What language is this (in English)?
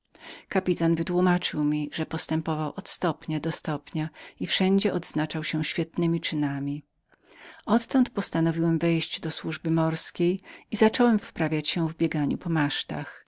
Polish